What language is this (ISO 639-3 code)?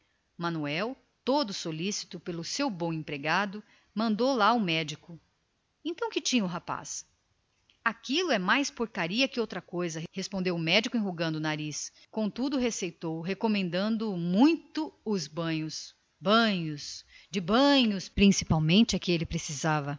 por